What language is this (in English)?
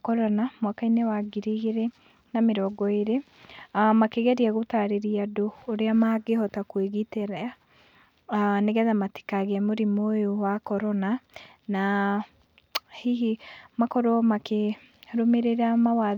Kikuyu